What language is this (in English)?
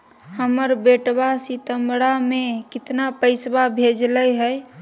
Magahi